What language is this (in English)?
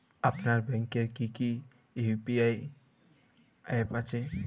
Bangla